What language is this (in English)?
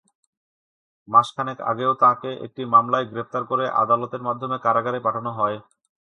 Bangla